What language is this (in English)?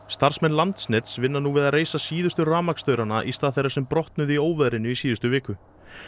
Icelandic